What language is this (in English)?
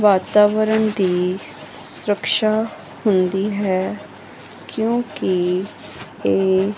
Punjabi